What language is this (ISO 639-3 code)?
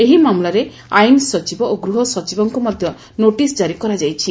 ori